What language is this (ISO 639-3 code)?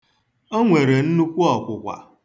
ibo